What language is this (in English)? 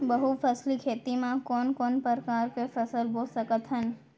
Chhattisgarhi